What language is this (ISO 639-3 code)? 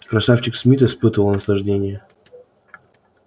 rus